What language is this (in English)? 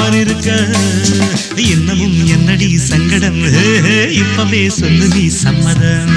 Romanian